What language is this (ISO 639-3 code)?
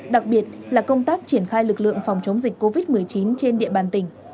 vie